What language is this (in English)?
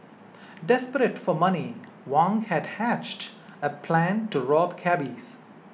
English